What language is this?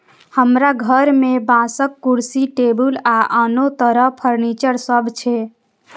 Maithili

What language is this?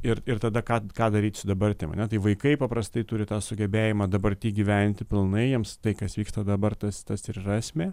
Lithuanian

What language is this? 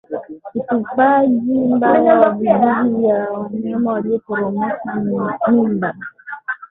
Swahili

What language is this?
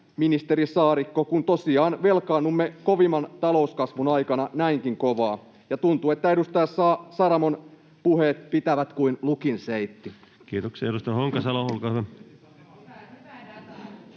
Finnish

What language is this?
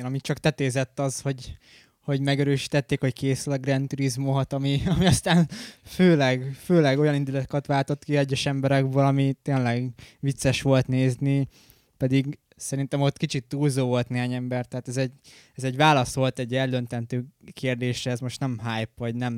Hungarian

